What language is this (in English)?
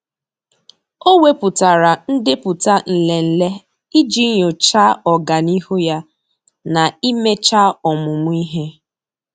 Igbo